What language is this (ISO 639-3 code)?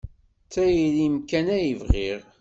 kab